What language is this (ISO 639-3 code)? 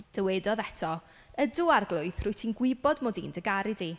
cym